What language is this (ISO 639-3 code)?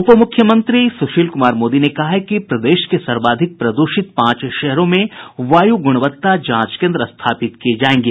hin